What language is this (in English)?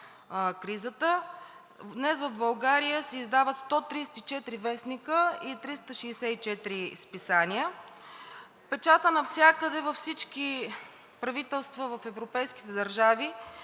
Bulgarian